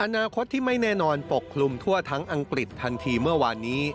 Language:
Thai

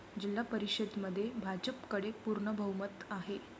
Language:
Marathi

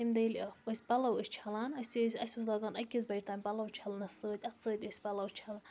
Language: Kashmiri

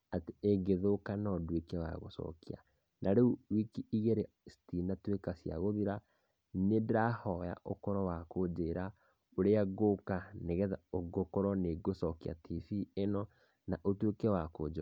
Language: Kikuyu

